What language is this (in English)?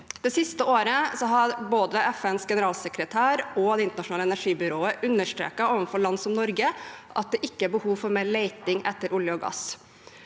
Norwegian